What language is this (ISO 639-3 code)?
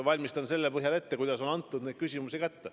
est